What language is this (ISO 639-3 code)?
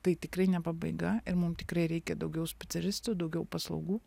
lit